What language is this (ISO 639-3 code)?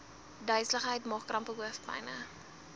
afr